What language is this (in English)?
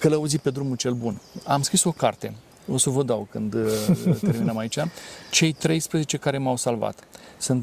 Romanian